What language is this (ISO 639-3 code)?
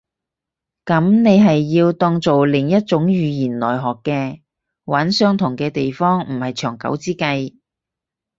yue